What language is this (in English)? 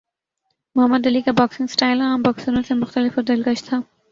Urdu